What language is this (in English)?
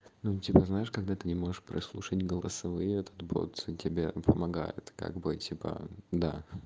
Russian